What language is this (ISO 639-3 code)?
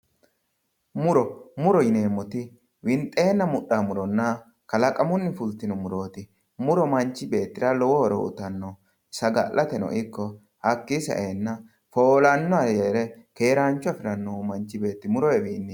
sid